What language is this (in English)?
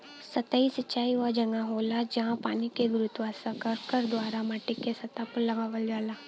Bhojpuri